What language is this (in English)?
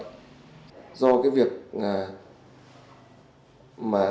Vietnamese